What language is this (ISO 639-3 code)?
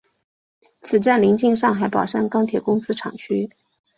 zho